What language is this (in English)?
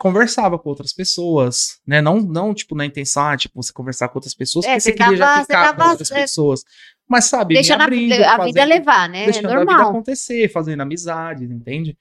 Portuguese